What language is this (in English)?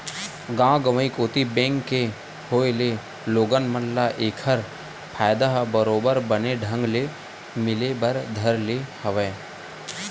Chhattisgarhi